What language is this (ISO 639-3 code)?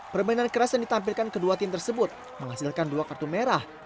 ind